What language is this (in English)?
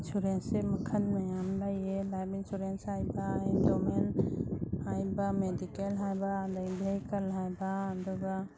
Manipuri